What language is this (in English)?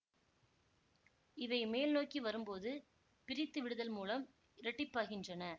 Tamil